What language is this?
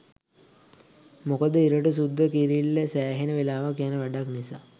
Sinhala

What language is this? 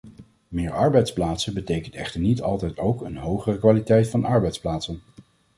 Dutch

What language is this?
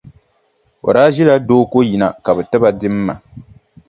Dagbani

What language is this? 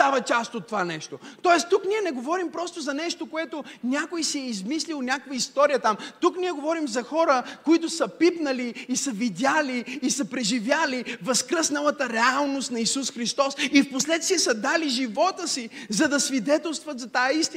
Bulgarian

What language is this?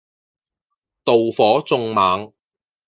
Cantonese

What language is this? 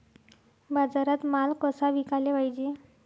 Marathi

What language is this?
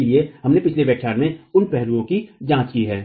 Hindi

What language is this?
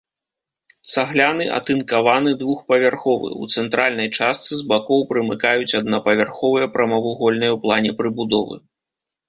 Belarusian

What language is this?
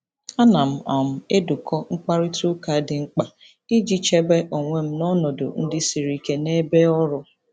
Igbo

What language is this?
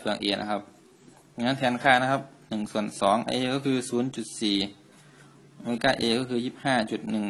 Thai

